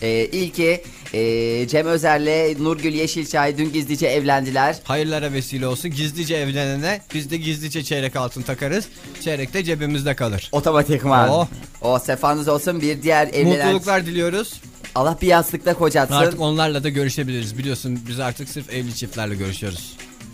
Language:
Turkish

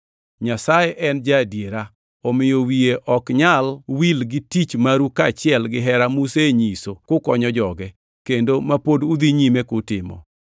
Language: Luo (Kenya and Tanzania)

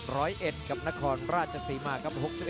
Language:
Thai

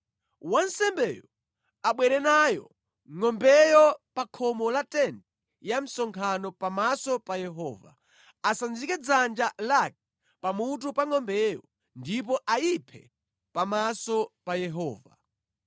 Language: Nyanja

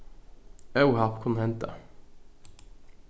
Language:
Faroese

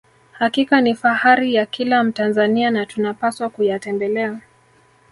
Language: Swahili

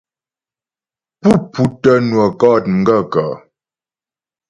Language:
Ghomala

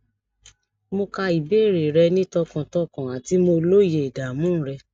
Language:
Yoruba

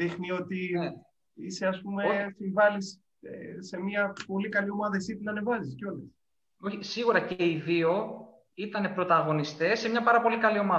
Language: Greek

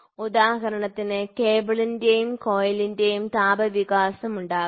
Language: Malayalam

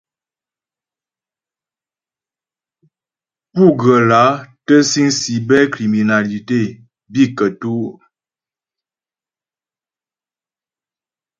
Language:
Ghomala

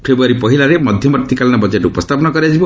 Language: Odia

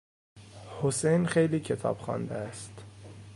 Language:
Persian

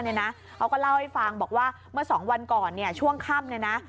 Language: Thai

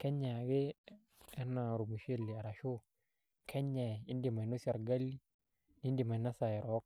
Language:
Masai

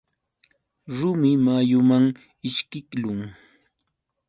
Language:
Yauyos Quechua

